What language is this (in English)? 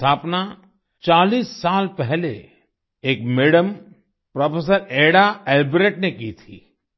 Hindi